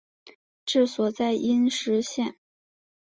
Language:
Chinese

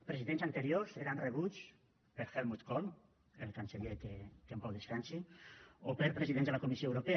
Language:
Catalan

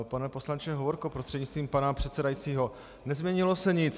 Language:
Czech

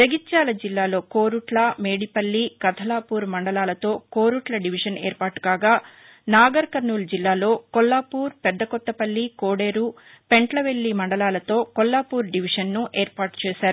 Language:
Telugu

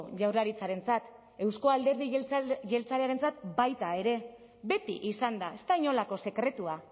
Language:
Basque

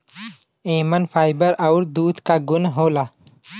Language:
Bhojpuri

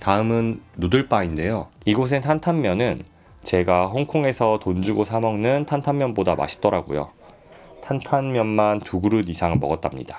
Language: Korean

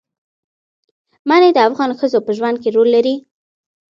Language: Pashto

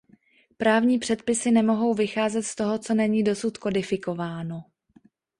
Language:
Czech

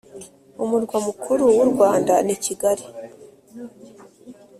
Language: Kinyarwanda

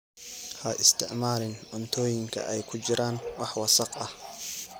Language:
Somali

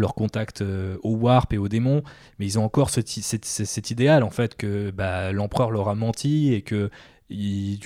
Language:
French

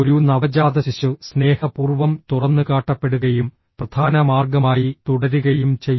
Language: Malayalam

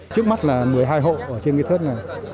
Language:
Vietnamese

